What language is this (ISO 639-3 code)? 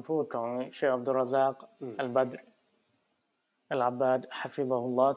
tha